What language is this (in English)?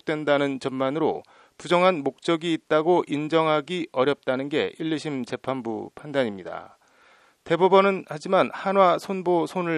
Korean